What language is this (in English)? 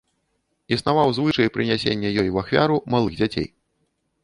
Belarusian